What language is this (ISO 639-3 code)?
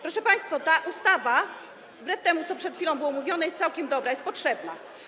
pol